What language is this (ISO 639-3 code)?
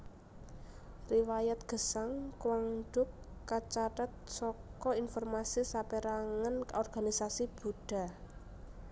jav